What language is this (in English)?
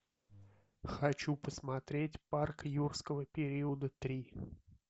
Russian